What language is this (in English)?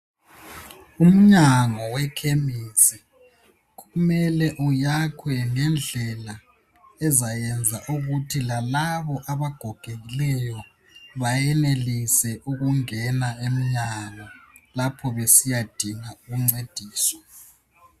North Ndebele